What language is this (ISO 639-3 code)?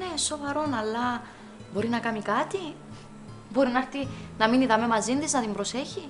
ell